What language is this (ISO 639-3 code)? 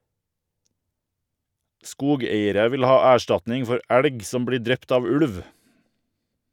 nor